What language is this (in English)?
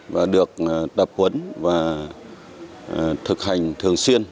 Vietnamese